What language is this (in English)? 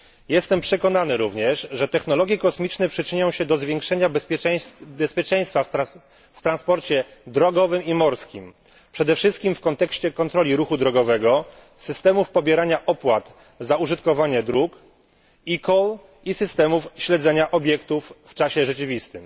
Polish